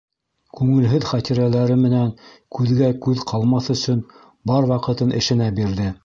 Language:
Bashkir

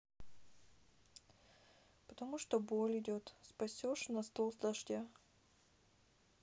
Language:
Russian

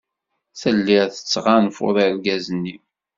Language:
Kabyle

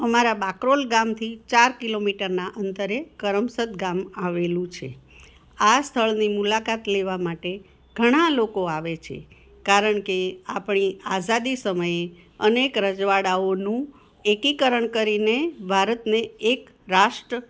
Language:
Gujarati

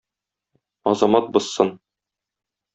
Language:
Tatar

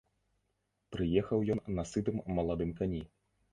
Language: Belarusian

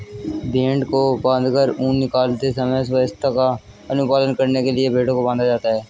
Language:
Hindi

